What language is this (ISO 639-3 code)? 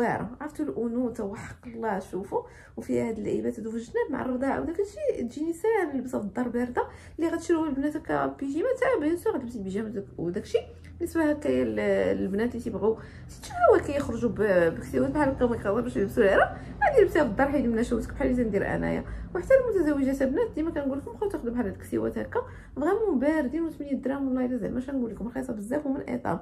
ara